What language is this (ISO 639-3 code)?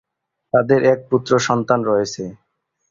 ben